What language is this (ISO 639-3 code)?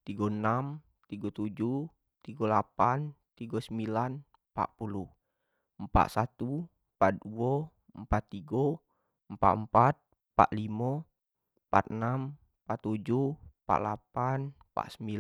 jax